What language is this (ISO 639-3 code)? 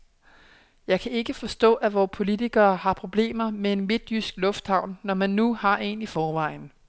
dan